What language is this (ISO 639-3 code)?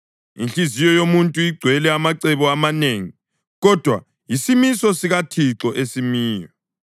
nde